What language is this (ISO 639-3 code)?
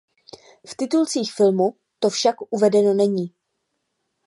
ces